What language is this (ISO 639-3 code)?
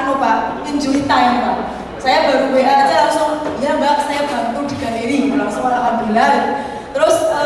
ind